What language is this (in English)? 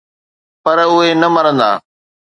Sindhi